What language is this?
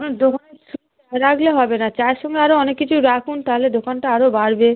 Bangla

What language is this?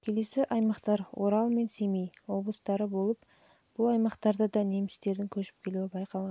Kazakh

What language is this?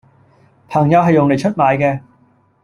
Cantonese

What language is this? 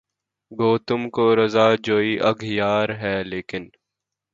Urdu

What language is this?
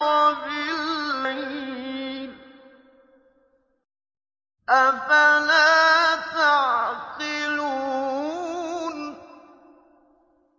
Arabic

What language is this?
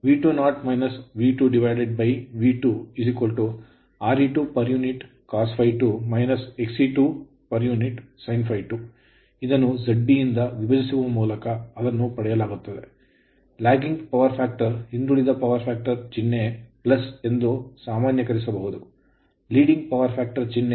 Kannada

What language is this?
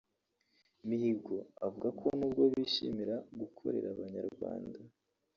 Kinyarwanda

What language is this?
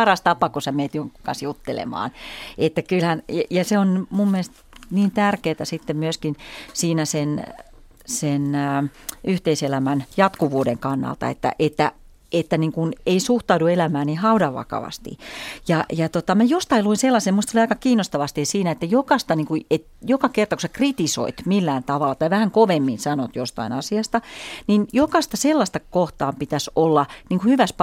Finnish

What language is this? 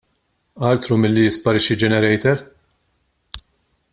Maltese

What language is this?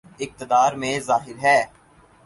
Urdu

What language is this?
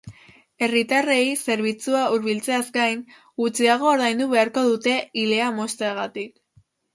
Basque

